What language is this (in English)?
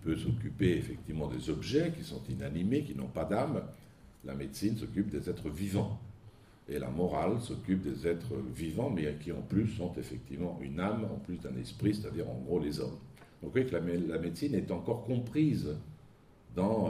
French